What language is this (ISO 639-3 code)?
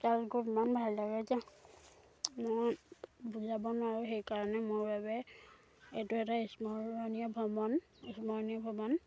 asm